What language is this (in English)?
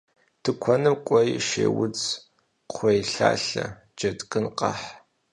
Kabardian